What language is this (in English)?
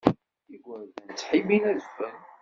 Kabyle